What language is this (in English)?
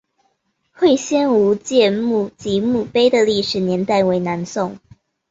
Chinese